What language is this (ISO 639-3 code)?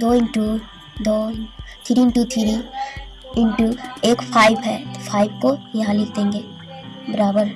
hin